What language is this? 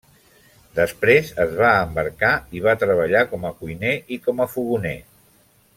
Catalan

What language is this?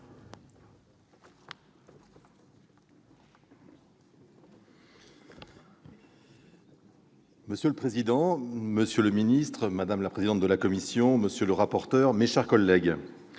French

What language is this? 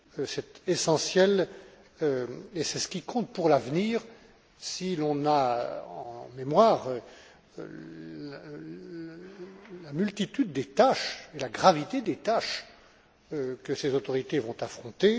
French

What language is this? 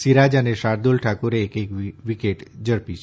Gujarati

